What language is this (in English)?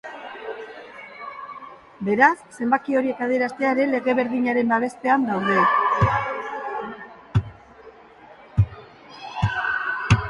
Basque